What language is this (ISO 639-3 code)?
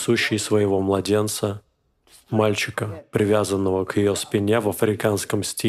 rus